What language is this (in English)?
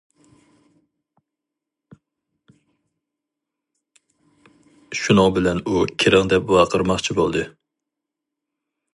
Uyghur